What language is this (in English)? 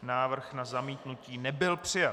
Czech